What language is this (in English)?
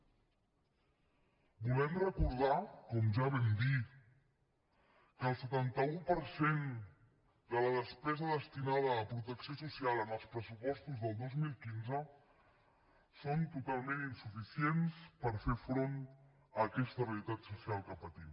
Catalan